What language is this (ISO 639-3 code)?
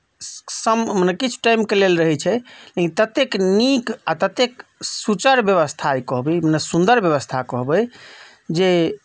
mai